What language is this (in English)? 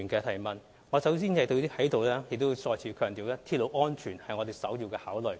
Cantonese